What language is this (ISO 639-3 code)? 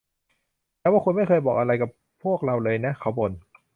tha